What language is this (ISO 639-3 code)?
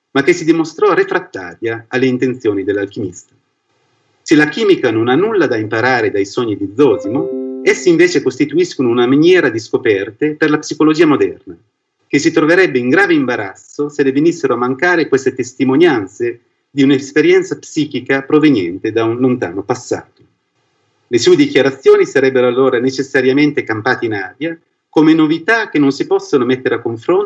ita